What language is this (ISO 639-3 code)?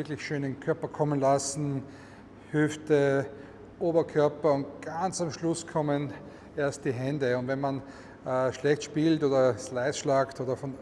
deu